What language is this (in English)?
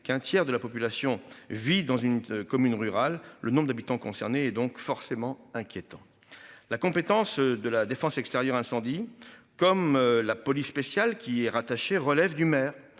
French